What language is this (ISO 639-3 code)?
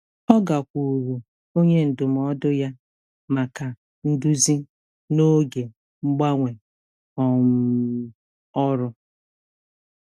ibo